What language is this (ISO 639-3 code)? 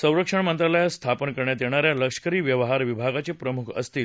mar